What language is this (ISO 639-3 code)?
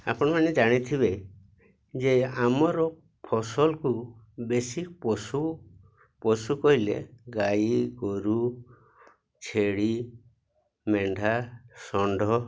ori